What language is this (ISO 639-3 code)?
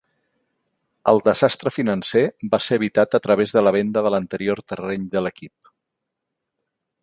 cat